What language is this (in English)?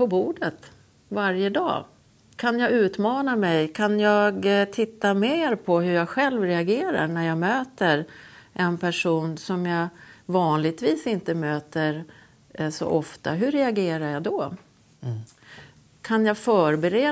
Swedish